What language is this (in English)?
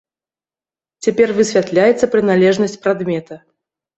Belarusian